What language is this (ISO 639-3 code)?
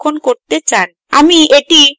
ben